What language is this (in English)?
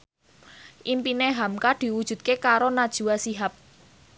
Javanese